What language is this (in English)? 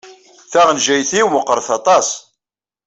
Kabyle